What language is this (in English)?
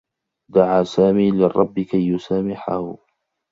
Arabic